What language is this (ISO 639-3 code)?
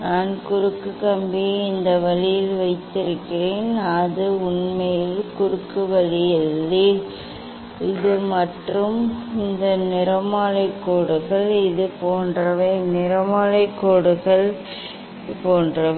tam